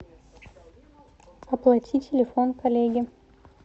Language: Russian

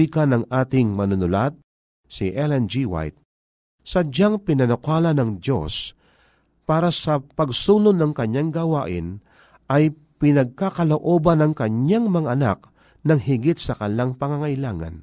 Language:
Filipino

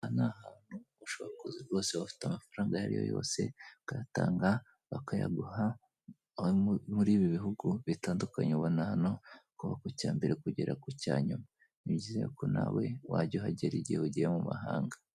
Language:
Kinyarwanda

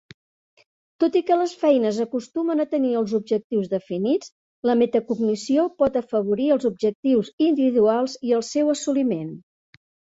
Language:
Catalan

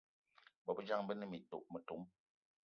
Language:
Eton (Cameroon)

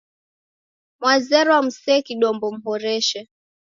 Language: Taita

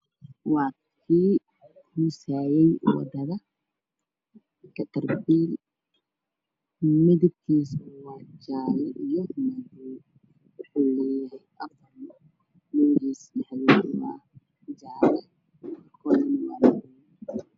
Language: Somali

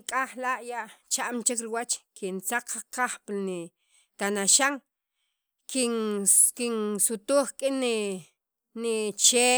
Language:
Sacapulteco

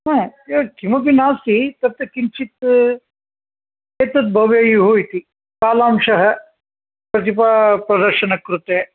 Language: Sanskrit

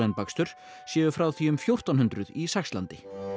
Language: Icelandic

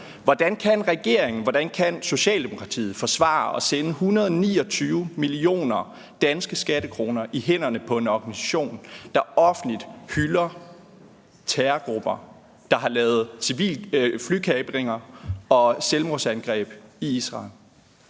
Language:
Danish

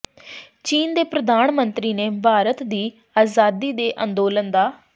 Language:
Punjabi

